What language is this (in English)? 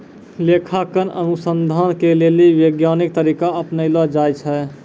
Maithili